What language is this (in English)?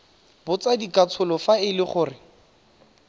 Tswana